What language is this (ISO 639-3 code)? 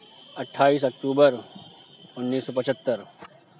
urd